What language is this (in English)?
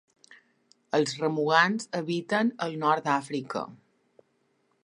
Catalan